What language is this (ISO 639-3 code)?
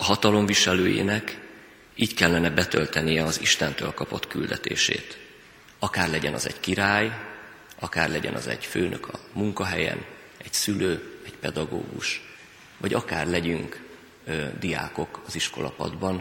hun